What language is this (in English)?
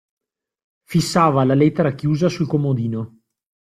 Italian